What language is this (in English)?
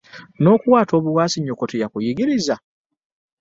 Ganda